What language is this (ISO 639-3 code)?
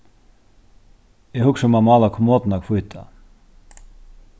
fao